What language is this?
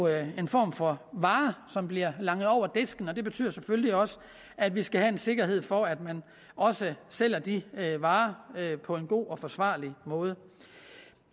Danish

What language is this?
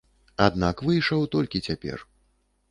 Belarusian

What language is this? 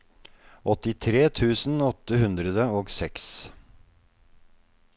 Norwegian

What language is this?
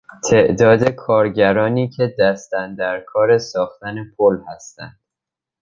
Persian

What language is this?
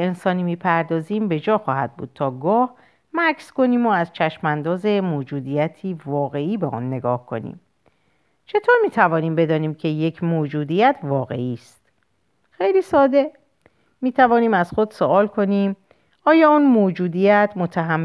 Persian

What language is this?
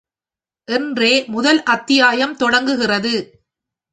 Tamil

